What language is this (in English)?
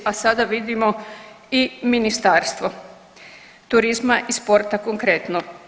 Croatian